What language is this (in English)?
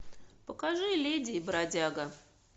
Russian